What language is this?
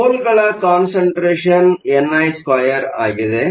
Kannada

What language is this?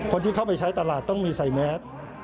Thai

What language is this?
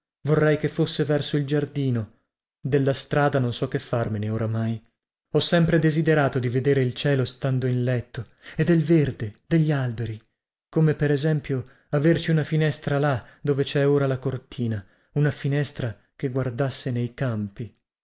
Italian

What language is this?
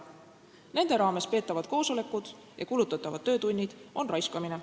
Estonian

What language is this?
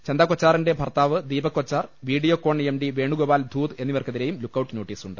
Malayalam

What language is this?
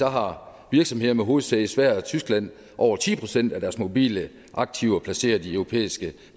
Danish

